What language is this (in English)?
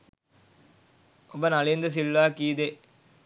Sinhala